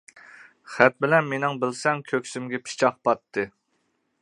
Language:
Uyghur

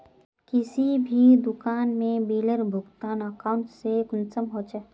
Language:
Magahi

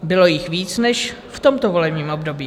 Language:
Czech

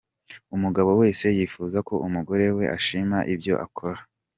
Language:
Kinyarwanda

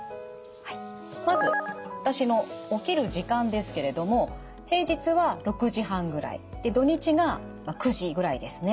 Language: Japanese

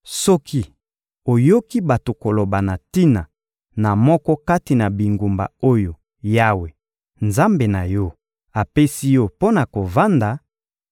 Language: Lingala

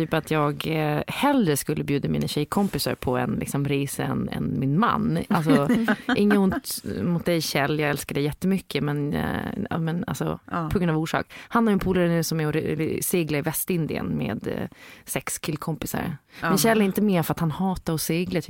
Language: Swedish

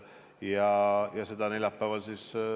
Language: Estonian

